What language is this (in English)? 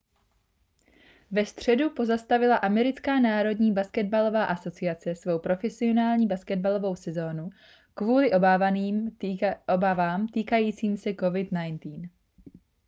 Czech